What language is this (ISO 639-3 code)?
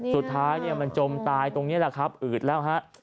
tha